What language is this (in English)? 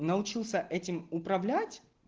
Russian